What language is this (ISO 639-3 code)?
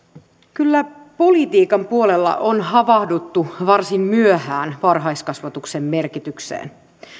fin